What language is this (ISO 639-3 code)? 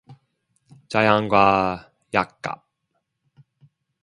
kor